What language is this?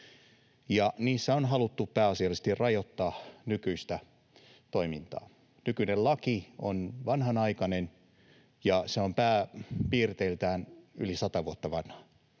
Finnish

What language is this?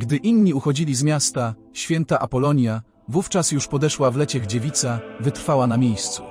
Polish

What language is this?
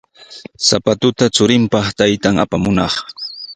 Sihuas Ancash Quechua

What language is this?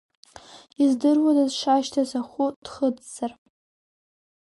Abkhazian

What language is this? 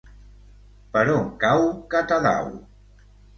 Catalan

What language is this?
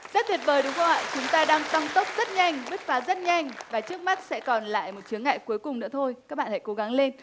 Vietnamese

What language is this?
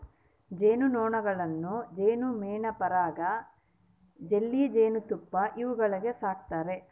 Kannada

